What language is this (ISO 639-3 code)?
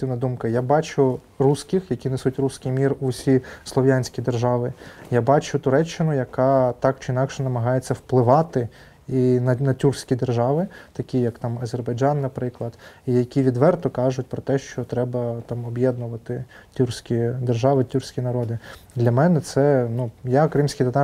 ukr